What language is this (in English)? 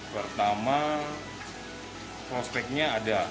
Indonesian